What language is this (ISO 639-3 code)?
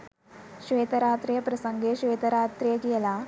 sin